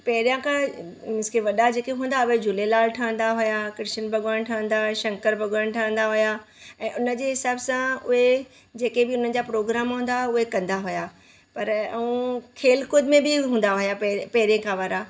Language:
Sindhi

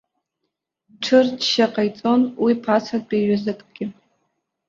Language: Abkhazian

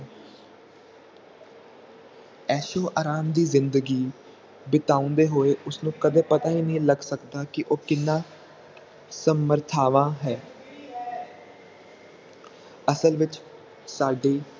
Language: Punjabi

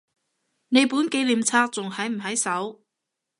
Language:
Cantonese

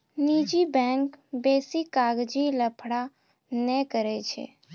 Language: Maithili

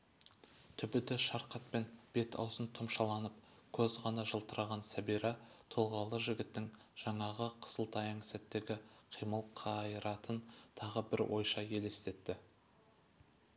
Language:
Kazakh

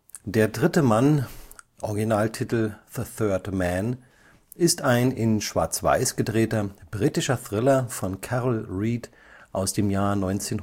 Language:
German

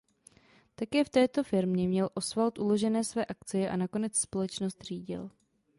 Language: Czech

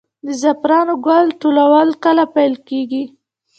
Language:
Pashto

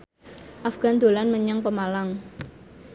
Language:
Javanese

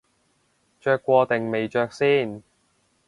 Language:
Cantonese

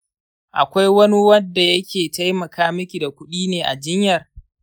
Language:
Hausa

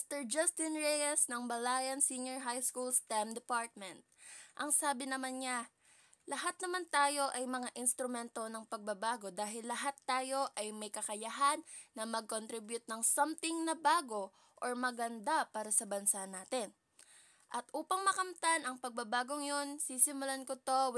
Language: Filipino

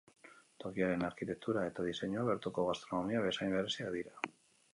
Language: Basque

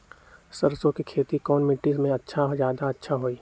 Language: Magahi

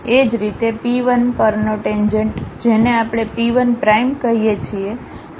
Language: Gujarati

